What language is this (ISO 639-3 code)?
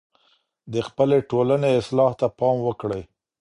pus